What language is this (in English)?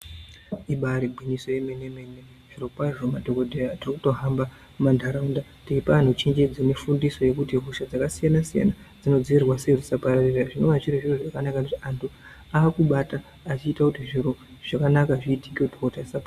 Ndau